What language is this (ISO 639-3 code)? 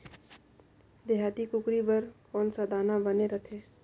hne